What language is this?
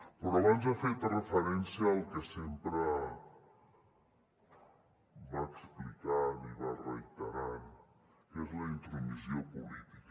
Catalan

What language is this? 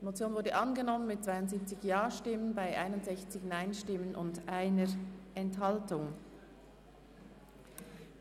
Swiss German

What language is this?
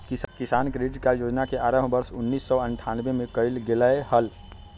Magahi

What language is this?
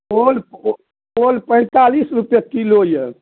Maithili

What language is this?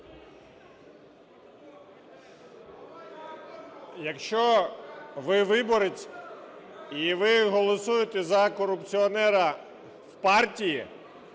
Ukrainian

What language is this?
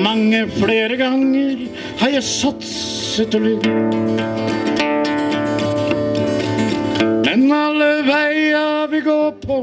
Norwegian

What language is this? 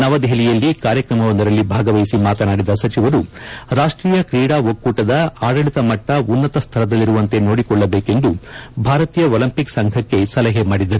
Kannada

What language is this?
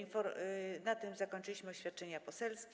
Polish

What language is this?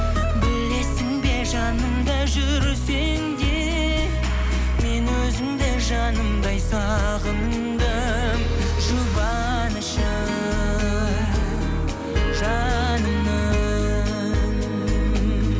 Kazakh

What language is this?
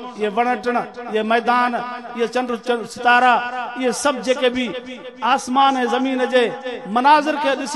Hindi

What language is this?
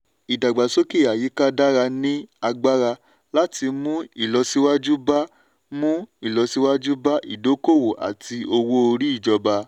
Yoruba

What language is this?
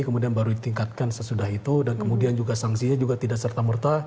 Indonesian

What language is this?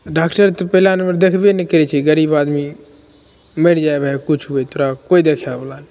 Maithili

